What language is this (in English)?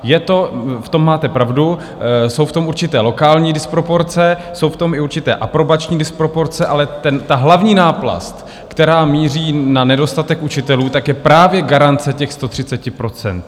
Czech